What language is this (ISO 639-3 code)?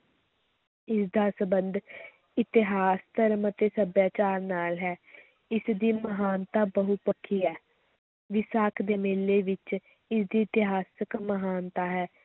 pan